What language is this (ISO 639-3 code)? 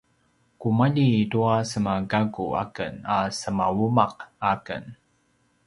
pwn